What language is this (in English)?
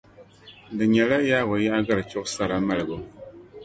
Dagbani